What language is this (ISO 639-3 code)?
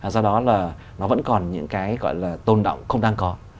vie